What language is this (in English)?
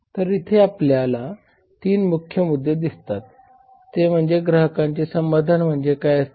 Marathi